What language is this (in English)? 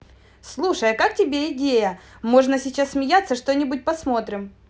Russian